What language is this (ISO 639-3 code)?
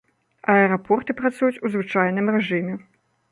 bel